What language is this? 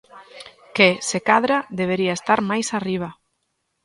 Galician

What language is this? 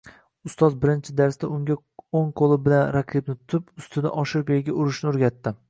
Uzbek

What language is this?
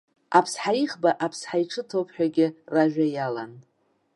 Abkhazian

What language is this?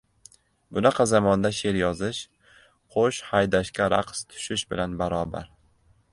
Uzbek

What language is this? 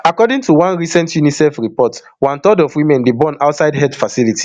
Nigerian Pidgin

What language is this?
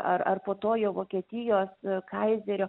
Lithuanian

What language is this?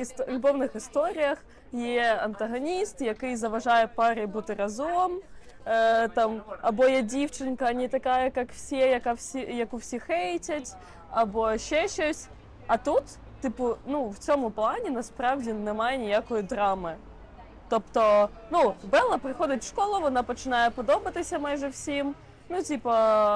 Ukrainian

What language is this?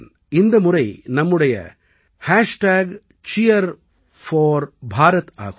Tamil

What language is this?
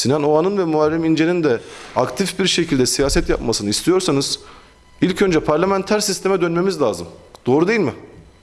Turkish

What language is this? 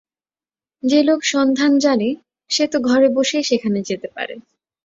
Bangla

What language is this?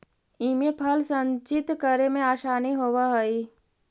Magahi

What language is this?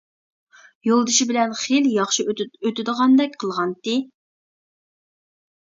Uyghur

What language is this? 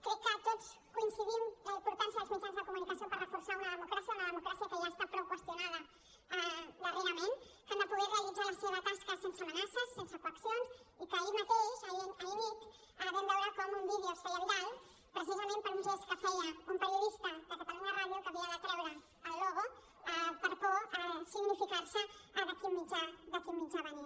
Catalan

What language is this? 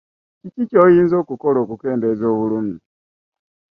Ganda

